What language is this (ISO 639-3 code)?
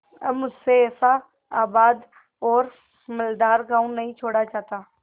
hin